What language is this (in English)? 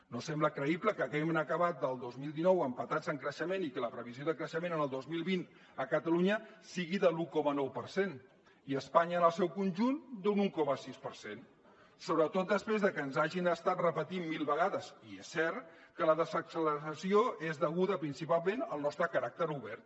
Catalan